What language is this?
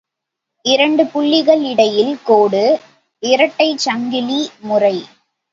Tamil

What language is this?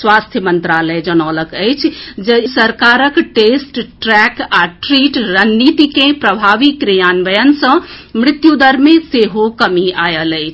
Maithili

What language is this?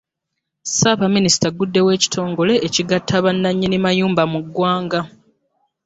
Ganda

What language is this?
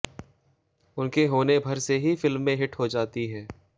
Hindi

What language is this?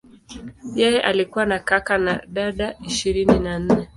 Swahili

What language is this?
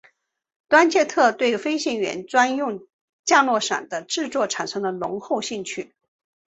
Chinese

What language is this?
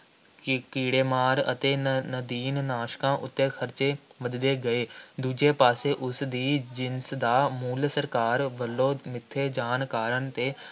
Punjabi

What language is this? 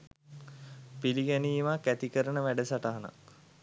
Sinhala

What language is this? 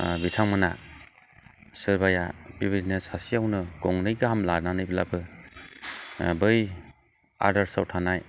Bodo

